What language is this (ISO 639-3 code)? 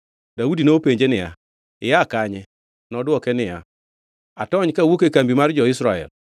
luo